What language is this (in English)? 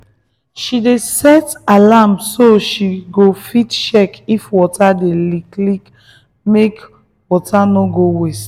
Nigerian Pidgin